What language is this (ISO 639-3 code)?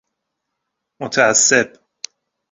fas